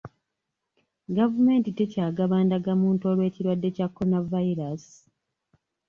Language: Ganda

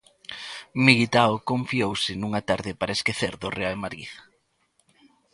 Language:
Galician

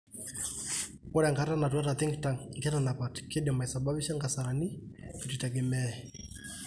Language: Masai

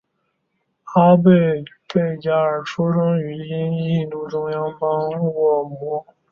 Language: Chinese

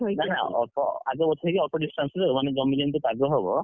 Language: Odia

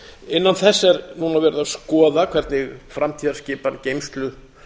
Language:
Icelandic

